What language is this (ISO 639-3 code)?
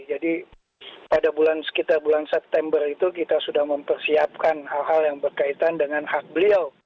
ind